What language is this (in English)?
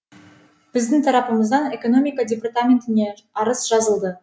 Kazakh